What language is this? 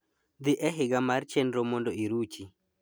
Luo (Kenya and Tanzania)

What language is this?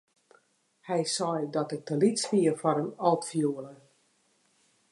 Western Frisian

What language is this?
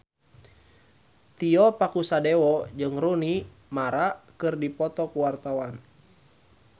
Sundanese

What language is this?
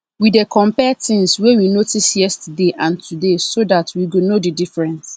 Nigerian Pidgin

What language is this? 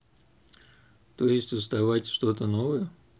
Russian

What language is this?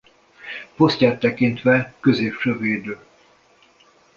Hungarian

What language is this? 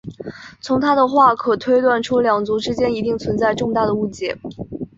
Chinese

